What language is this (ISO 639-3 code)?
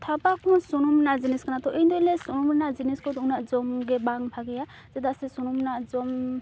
sat